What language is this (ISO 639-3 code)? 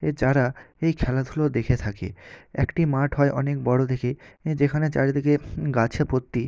ben